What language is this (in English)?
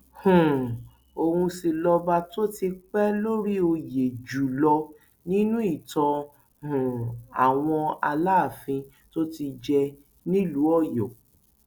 Yoruba